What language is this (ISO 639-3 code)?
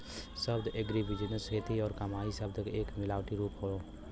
bho